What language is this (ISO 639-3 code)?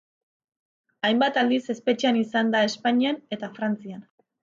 eus